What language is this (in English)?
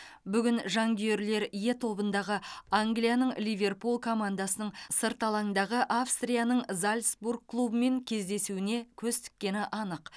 Kazakh